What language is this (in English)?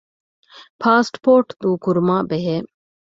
Divehi